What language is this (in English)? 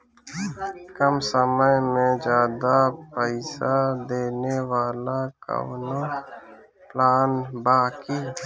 Bhojpuri